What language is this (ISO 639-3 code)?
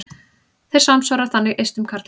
isl